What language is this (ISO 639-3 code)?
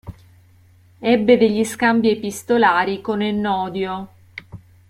ita